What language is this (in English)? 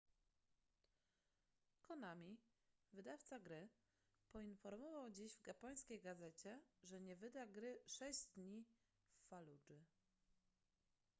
Polish